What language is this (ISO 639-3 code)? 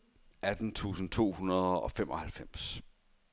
dan